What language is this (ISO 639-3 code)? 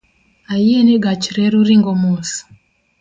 luo